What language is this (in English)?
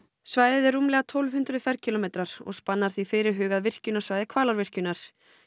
Icelandic